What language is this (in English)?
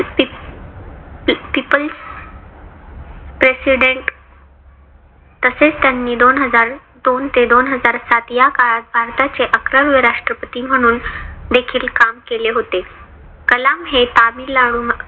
Marathi